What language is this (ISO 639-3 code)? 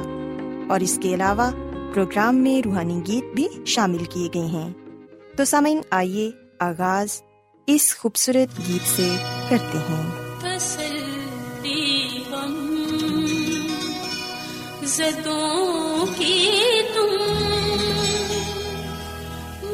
urd